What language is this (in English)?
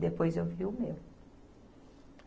Portuguese